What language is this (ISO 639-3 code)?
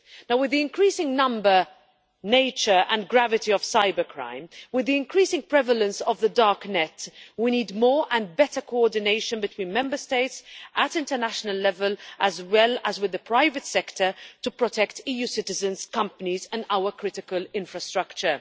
eng